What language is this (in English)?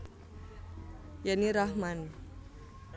Javanese